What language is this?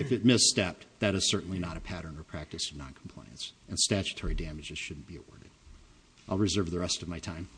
English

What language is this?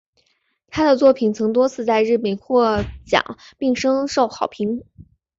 Chinese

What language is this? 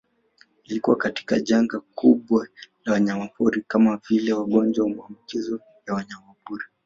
Swahili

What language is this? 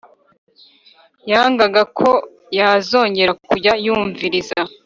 Kinyarwanda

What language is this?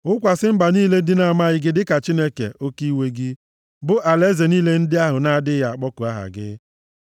Igbo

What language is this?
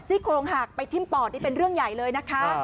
Thai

